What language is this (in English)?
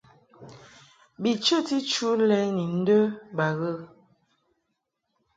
Mungaka